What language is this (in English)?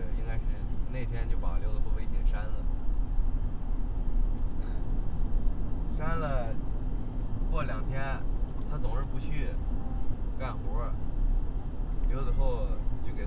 Chinese